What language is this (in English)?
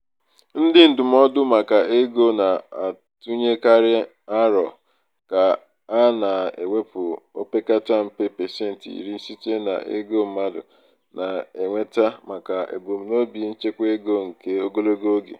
Igbo